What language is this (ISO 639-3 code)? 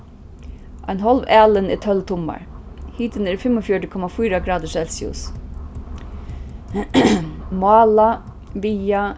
fao